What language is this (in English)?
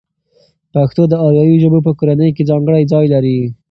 Pashto